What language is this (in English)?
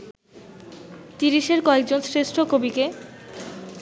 Bangla